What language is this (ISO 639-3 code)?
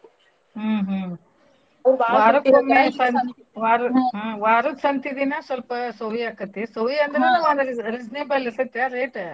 kan